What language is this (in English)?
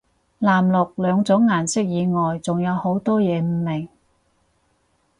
Cantonese